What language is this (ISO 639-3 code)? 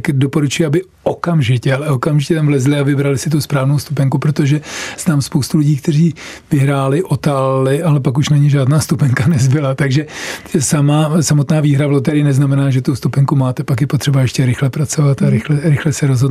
ces